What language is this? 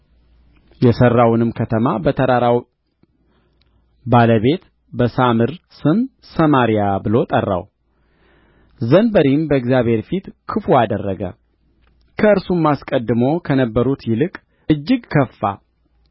Amharic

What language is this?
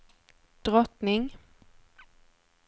Swedish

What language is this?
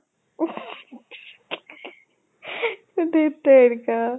Assamese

